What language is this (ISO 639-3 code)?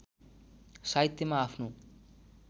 nep